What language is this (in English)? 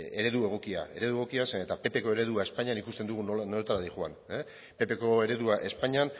Basque